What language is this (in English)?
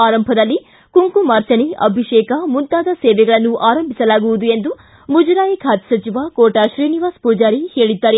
Kannada